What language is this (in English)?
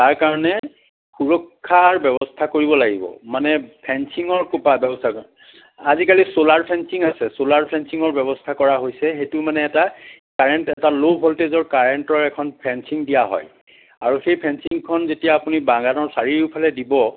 Assamese